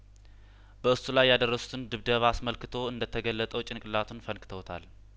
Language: Amharic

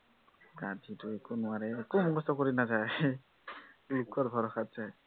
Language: Assamese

